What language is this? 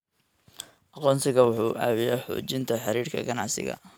Somali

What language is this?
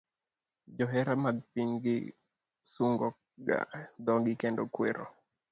Luo (Kenya and Tanzania)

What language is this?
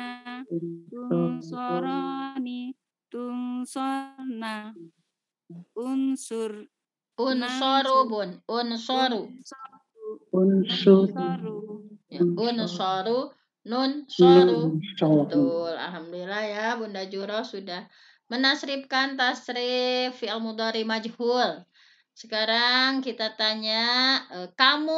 Indonesian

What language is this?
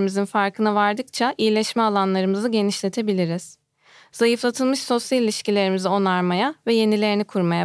Turkish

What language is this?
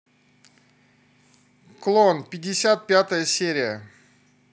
Russian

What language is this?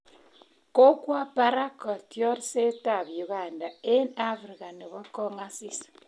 Kalenjin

